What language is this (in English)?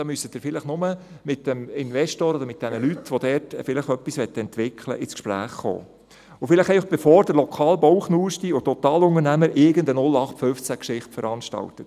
Swiss German